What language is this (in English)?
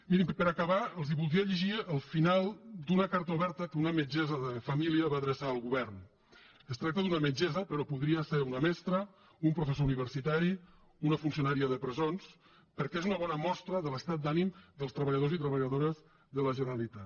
Catalan